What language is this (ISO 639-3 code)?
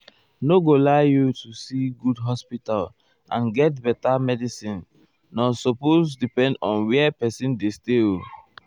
pcm